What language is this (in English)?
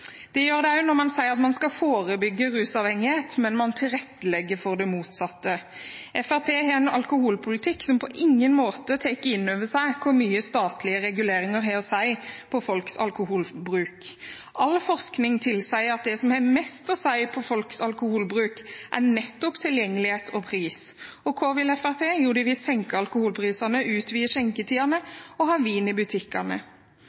Norwegian Bokmål